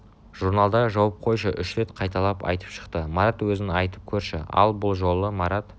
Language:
Kazakh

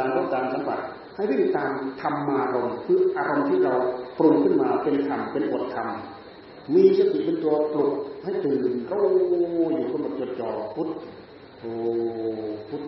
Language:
Thai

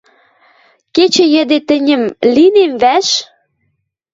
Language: Western Mari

